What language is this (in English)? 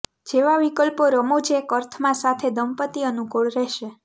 Gujarati